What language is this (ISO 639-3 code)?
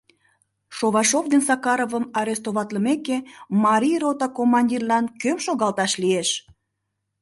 chm